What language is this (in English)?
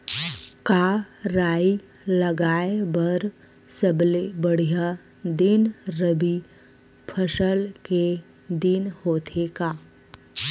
Chhattisgarhi